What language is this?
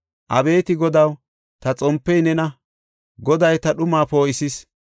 Gofa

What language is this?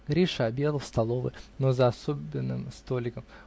Russian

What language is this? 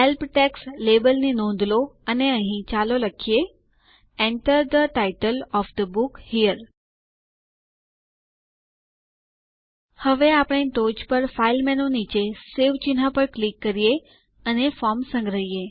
Gujarati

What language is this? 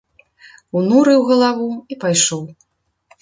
Belarusian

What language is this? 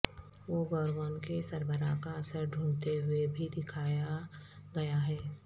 Urdu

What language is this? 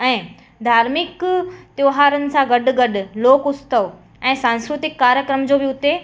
Sindhi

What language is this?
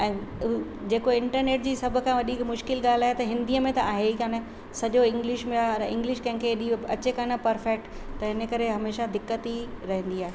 Sindhi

